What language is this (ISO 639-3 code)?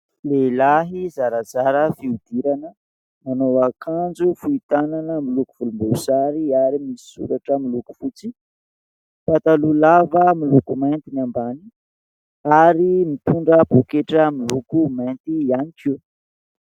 mlg